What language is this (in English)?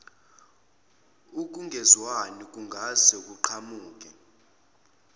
Zulu